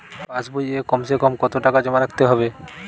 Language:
Bangla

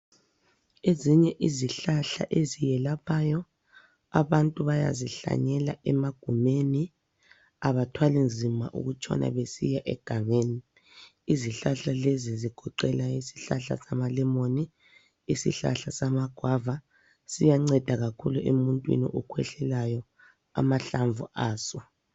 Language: North Ndebele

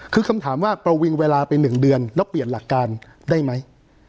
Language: Thai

